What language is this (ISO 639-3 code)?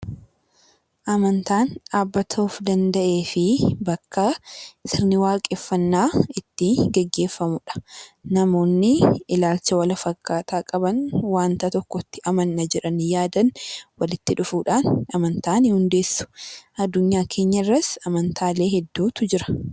orm